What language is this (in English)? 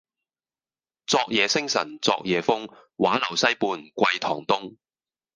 Cantonese